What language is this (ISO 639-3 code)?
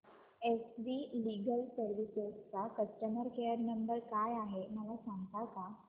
mar